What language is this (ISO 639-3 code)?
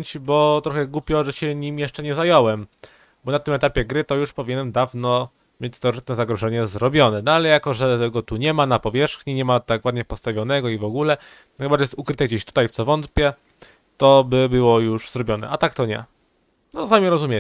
pol